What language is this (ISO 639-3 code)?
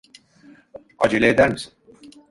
tur